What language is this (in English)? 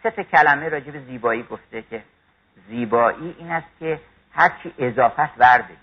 Persian